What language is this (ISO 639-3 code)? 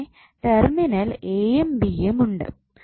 mal